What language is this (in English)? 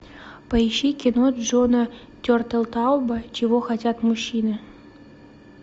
Russian